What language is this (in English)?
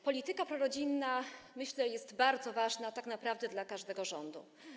Polish